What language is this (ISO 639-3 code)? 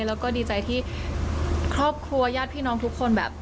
tha